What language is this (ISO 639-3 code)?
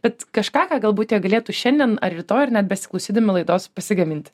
lit